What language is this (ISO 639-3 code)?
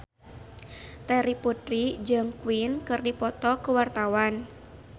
sun